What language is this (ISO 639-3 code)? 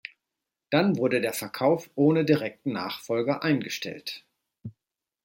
deu